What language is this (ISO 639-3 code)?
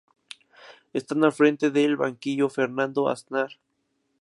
spa